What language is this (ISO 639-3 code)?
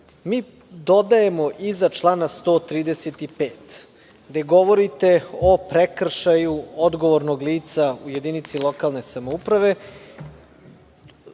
srp